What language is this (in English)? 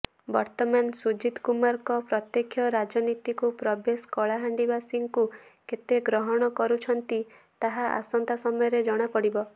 Odia